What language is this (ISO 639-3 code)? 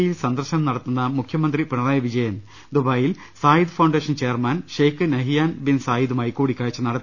mal